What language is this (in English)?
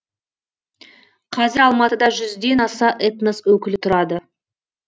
Kazakh